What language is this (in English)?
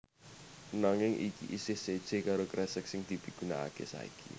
Javanese